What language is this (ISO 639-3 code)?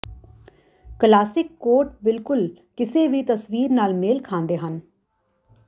pan